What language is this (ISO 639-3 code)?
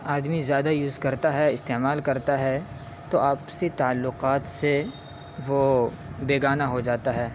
urd